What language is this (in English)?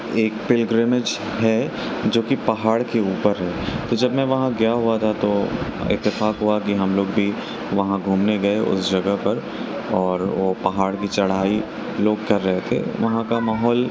Urdu